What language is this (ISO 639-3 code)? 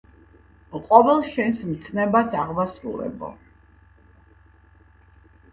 kat